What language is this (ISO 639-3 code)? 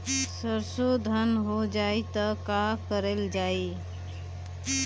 bho